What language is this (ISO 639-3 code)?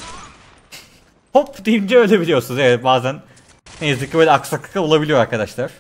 tur